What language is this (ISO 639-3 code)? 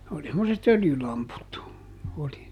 fin